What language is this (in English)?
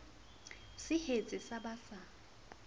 Southern Sotho